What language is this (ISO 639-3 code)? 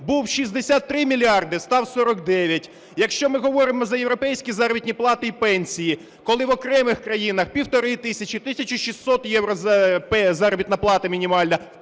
ukr